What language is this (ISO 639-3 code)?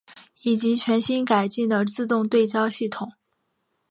zho